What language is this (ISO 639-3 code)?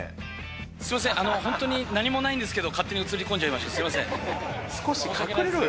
jpn